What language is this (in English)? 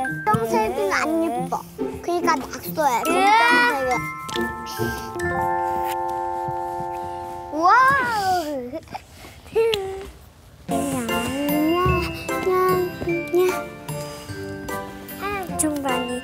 Korean